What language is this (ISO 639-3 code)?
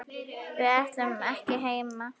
isl